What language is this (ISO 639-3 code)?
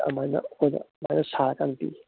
mni